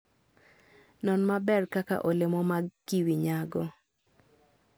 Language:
Luo (Kenya and Tanzania)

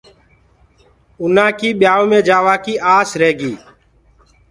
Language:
Gurgula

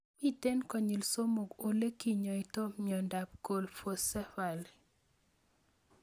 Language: Kalenjin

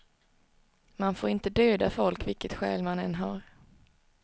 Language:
Swedish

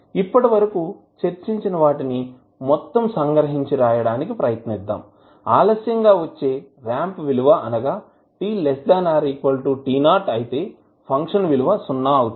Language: Telugu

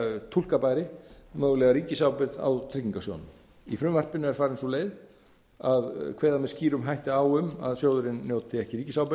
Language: Icelandic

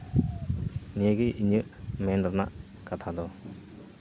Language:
Santali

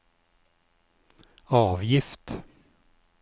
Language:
Norwegian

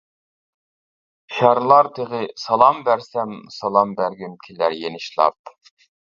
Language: Uyghur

